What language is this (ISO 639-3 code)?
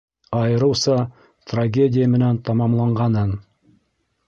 bak